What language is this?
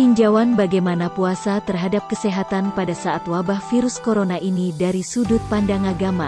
Indonesian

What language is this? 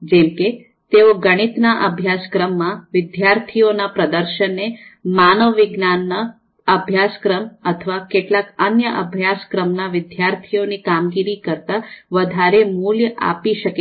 Gujarati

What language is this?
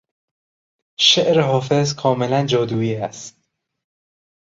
Persian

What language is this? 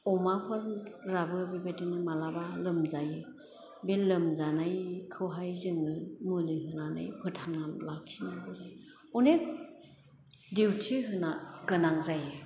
Bodo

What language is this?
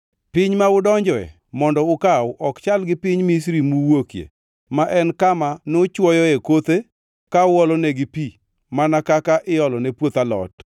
Luo (Kenya and Tanzania)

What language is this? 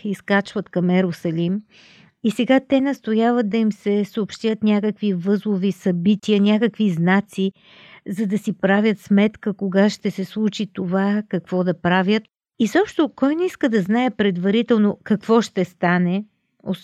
Bulgarian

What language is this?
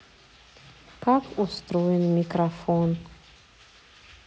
Russian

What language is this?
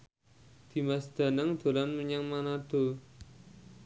Javanese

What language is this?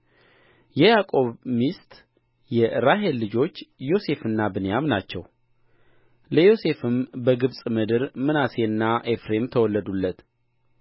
Amharic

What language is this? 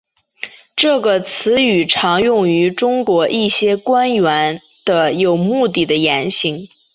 Chinese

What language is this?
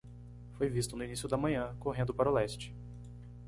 Portuguese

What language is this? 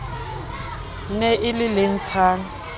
Southern Sotho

